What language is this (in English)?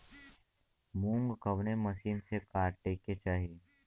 Bhojpuri